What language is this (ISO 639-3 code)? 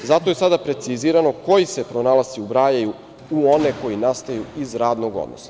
srp